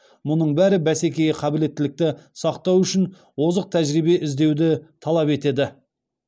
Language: Kazakh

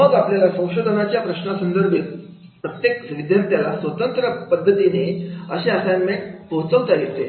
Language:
Marathi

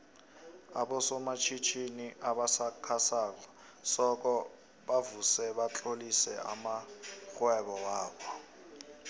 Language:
South Ndebele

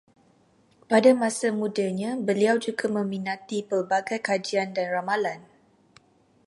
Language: Malay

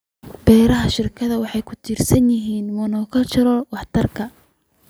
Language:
Somali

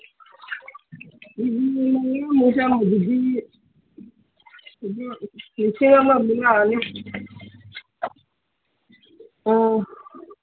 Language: Manipuri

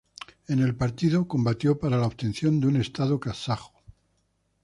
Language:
Spanish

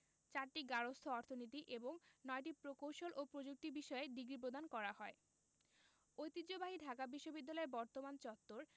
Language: Bangla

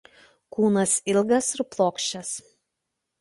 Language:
Lithuanian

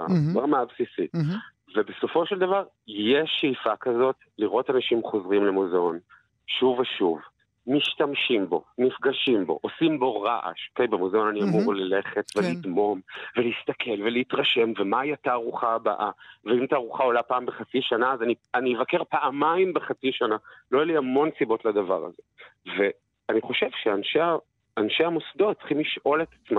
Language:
Hebrew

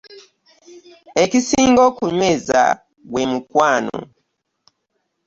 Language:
Ganda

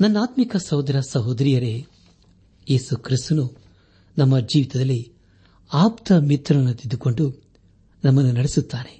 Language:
Kannada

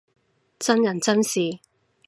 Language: Cantonese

